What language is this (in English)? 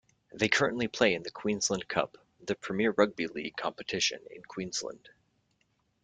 English